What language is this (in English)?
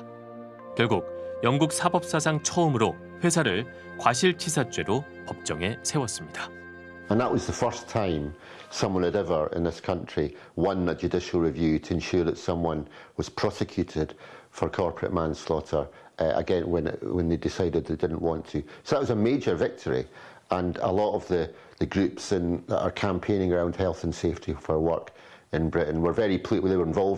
Korean